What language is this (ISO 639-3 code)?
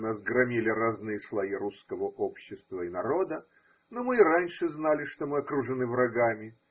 rus